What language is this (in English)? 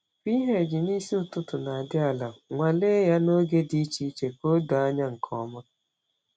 Igbo